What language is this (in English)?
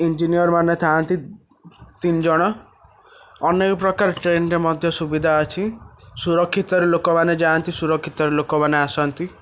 Odia